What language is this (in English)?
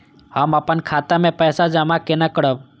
Maithili